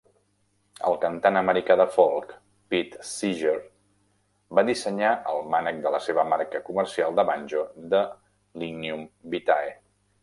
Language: Catalan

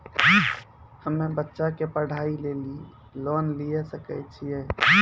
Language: Maithili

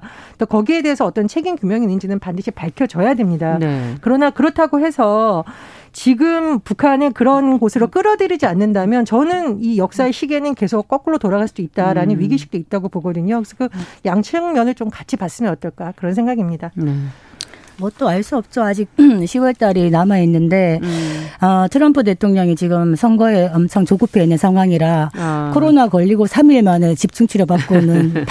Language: Korean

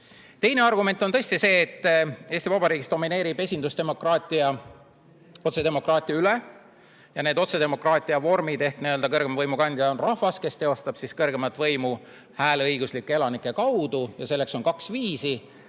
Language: Estonian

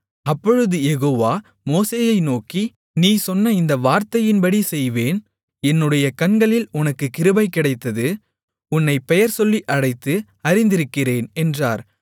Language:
Tamil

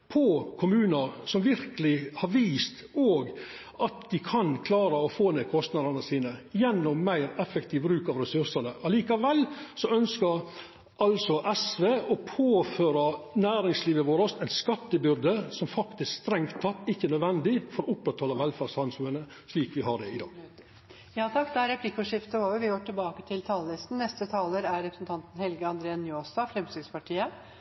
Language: Norwegian Nynorsk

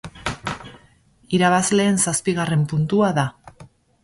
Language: Basque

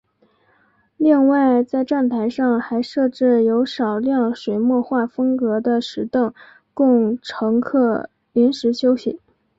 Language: Chinese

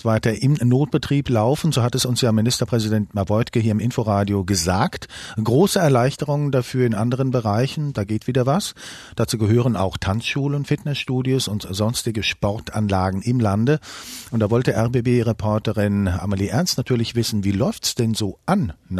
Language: German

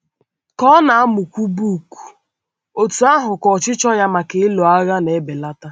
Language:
Igbo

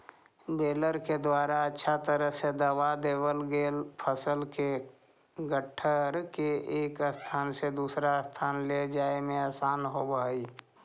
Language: Magahi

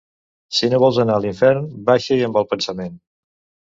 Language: Catalan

